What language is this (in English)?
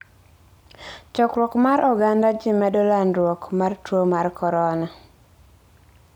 Luo (Kenya and Tanzania)